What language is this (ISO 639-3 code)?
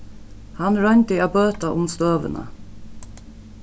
fao